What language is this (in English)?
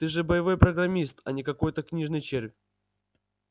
Russian